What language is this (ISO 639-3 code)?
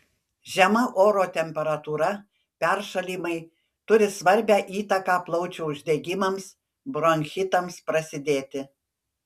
lit